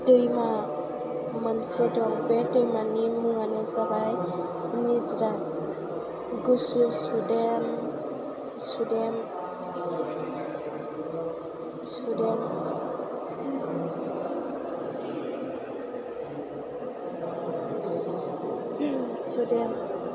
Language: Bodo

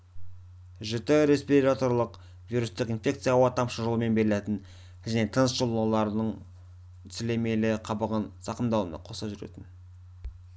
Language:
Kazakh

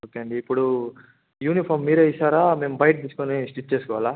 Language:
Telugu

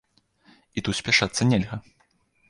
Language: Belarusian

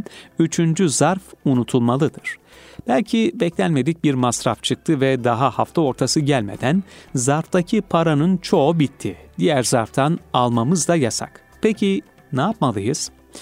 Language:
Turkish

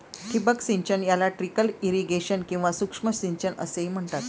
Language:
Marathi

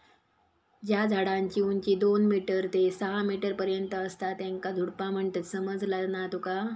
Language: Marathi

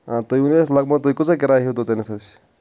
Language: Kashmiri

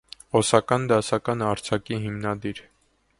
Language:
Armenian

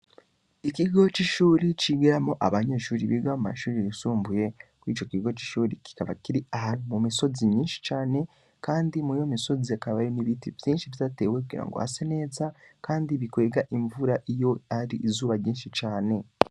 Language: Rundi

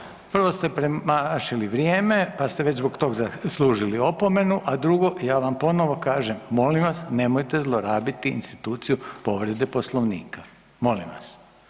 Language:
Croatian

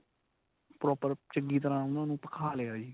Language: Punjabi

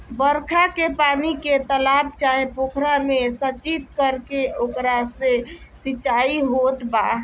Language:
Bhojpuri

